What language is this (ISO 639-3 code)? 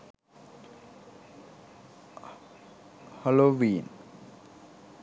sin